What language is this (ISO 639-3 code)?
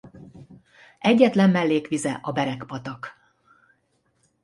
hun